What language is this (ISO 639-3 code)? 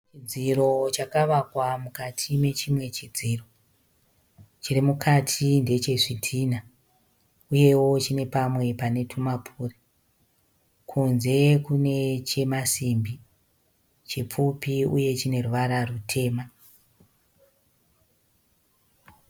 sna